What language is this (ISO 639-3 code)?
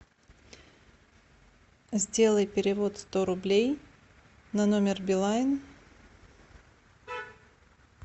rus